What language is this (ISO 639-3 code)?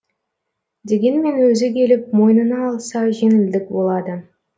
kaz